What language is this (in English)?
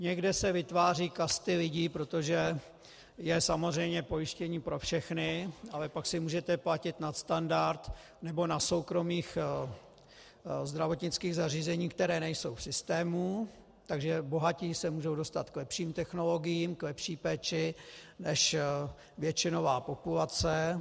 Czech